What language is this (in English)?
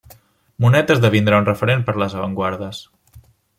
Catalan